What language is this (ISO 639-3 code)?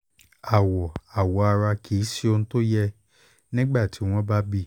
yor